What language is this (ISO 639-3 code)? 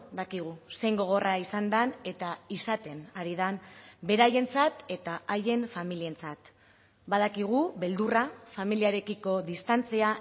eus